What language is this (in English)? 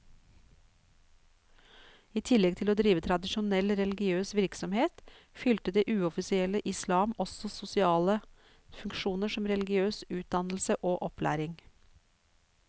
Norwegian